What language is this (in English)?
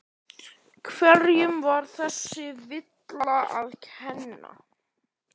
Icelandic